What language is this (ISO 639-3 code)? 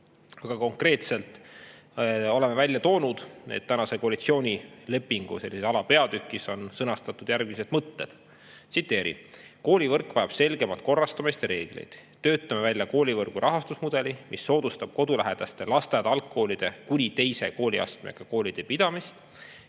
est